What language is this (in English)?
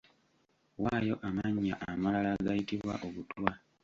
Ganda